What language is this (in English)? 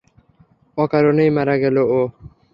Bangla